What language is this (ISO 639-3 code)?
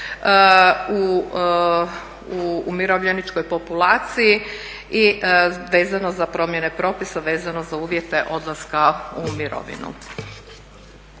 hrv